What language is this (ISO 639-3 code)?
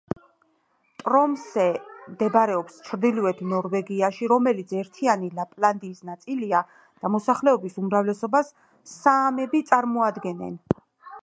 kat